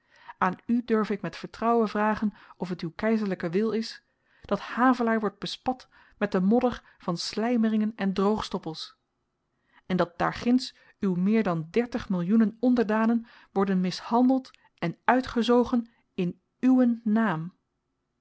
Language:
Dutch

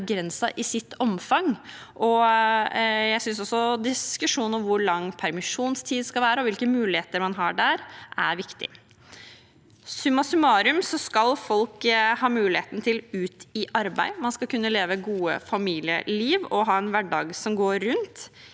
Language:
Norwegian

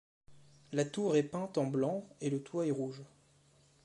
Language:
French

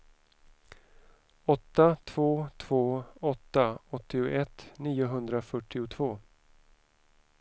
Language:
Swedish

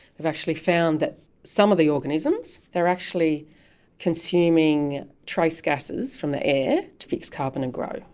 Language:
English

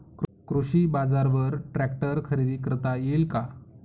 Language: Marathi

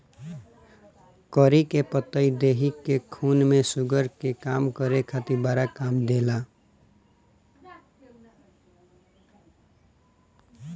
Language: Bhojpuri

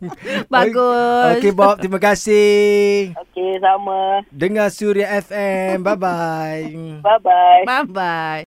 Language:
Malay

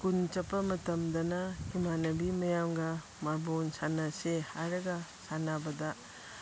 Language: Manipuri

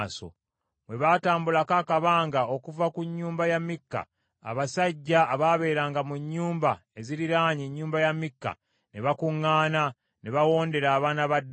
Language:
Ganda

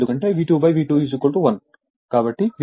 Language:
Telugu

